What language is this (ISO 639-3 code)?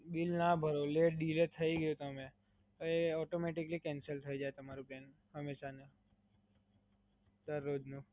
guj